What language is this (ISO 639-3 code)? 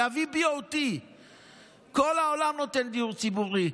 heb